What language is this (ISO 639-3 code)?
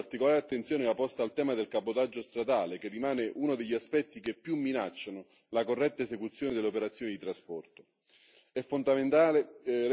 ita